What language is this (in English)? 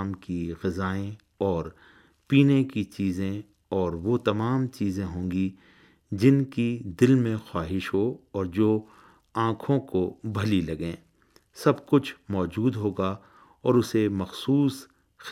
Urdu